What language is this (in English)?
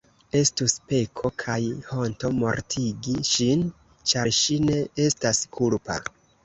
Esperanto